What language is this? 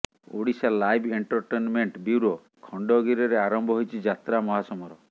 Odia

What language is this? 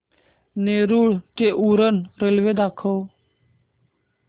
Marathi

